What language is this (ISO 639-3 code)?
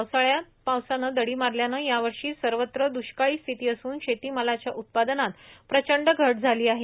mar